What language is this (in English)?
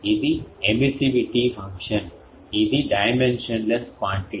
Telugu